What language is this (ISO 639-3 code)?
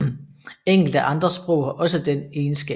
dan